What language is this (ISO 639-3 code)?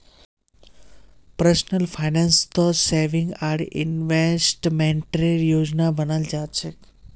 mag